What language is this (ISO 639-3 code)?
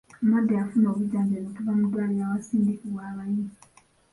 lug